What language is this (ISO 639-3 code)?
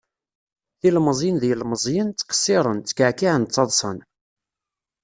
kab